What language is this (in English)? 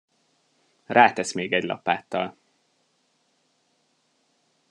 Hungarian